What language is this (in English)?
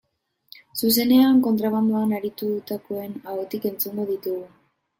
Basque